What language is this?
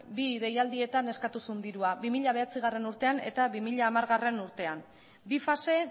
Basque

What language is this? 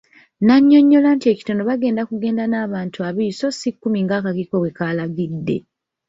Ganda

